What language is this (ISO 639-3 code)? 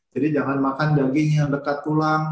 ind